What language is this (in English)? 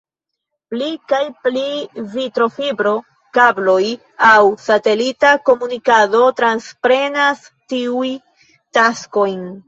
Esperanto